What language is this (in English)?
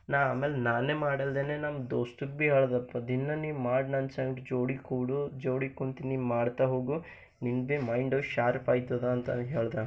Kannada